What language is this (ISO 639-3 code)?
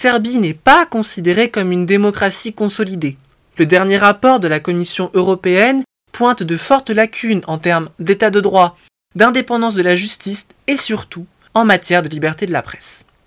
fra